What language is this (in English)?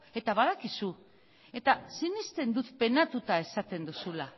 Basque